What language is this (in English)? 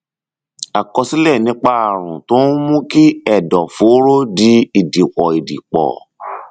Yoruba